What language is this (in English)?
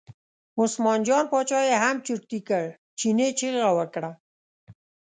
Pashto